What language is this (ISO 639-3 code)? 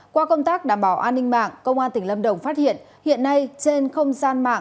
vie